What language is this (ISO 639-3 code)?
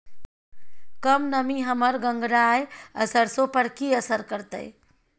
mai